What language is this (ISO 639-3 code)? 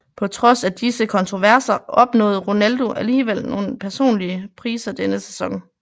dan